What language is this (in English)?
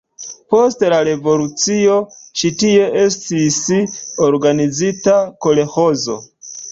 Esperanto